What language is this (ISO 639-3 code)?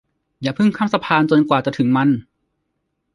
tha